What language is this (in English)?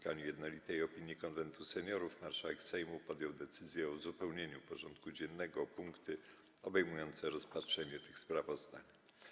Polish